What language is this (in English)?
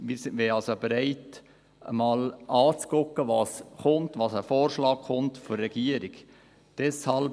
Swiss German